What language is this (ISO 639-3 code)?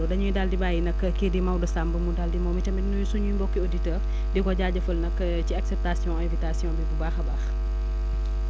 wol